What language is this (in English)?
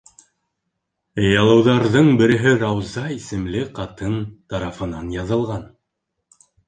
Bashkir